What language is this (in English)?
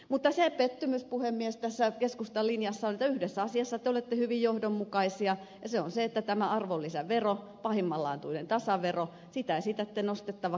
Finnish